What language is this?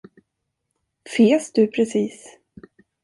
Swedish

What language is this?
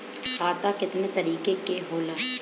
Bhojpuri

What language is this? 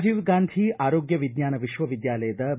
Kannada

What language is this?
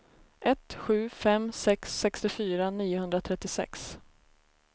Swedish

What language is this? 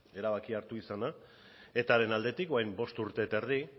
Basque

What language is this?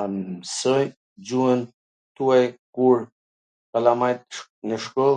Gheg Albanian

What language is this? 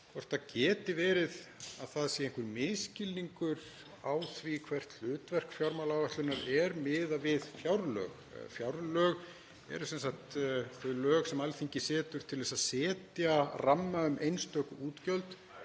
Icelandic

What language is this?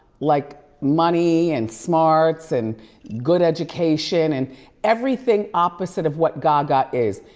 English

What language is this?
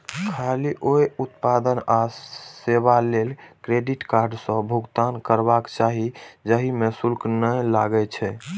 Maithili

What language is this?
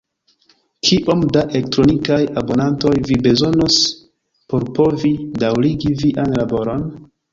Esperanto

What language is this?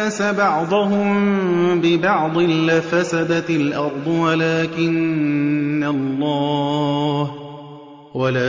Arabic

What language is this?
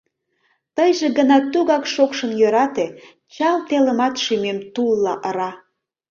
Mari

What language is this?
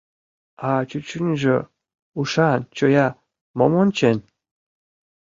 Mari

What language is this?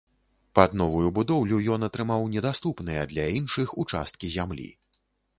Belarusian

